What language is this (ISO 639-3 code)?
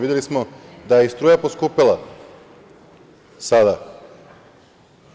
srp